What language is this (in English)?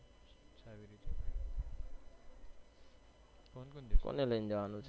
Gujarati